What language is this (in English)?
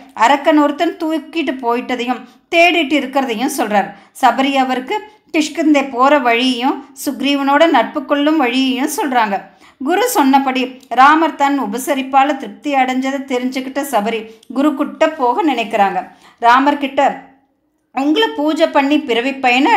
Tamil